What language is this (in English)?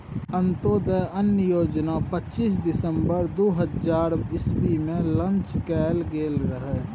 Maithili